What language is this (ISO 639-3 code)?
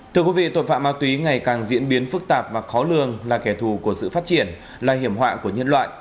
vie